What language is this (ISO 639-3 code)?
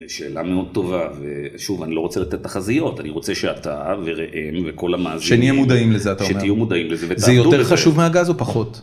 heb